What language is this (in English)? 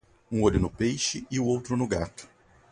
Portuguese